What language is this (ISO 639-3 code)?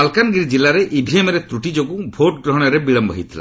ori